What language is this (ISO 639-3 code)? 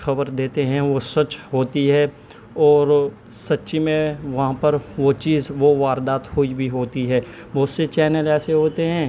urd